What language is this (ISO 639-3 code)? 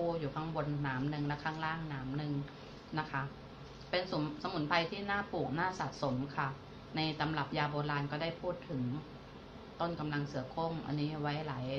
tha